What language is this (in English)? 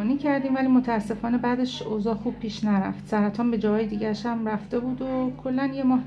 Persian